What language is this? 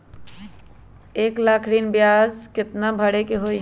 Magahi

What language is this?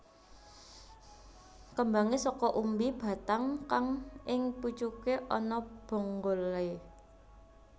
Javanese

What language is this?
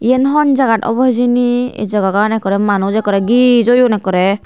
Chakma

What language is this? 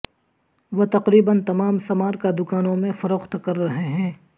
Urdu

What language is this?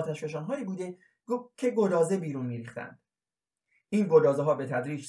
Persian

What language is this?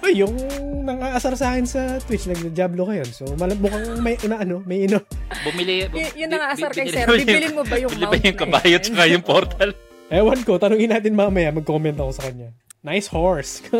Filipino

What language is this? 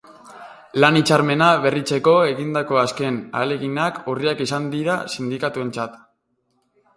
Basque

